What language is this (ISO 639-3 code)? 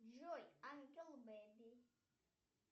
rus